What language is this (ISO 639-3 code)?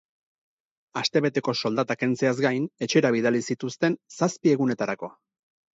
eus